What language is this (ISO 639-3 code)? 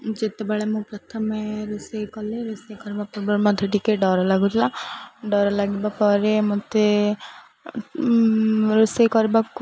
ori